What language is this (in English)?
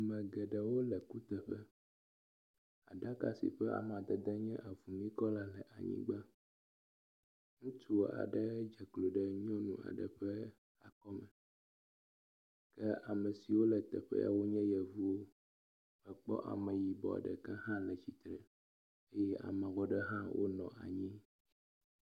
Ewe